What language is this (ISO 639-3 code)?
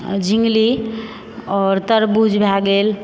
mai